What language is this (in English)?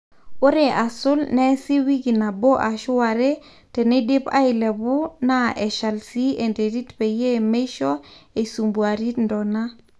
Masai